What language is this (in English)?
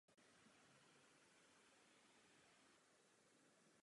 Czech